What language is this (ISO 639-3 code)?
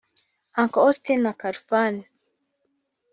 kin